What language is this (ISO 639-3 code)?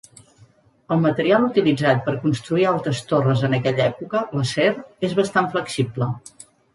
cat